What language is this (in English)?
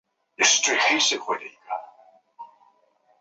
Chinese